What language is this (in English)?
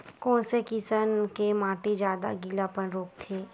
Chhattisgarhi